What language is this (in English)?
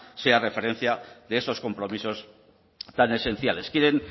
Spanish